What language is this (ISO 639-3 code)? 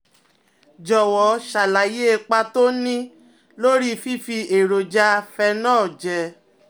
yor